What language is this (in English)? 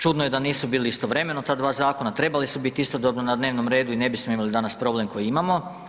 Croatian